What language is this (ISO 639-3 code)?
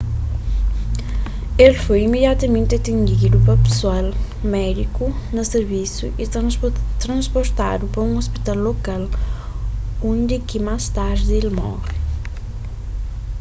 kea